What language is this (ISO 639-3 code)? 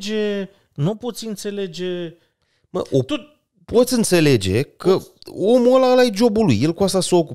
ron